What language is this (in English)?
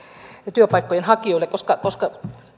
Finnish